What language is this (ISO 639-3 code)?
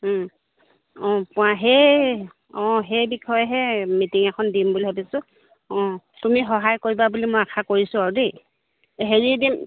asm